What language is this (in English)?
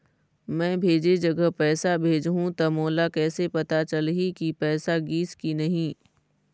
Chhattisgarhi